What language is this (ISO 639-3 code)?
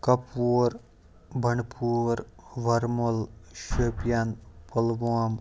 kas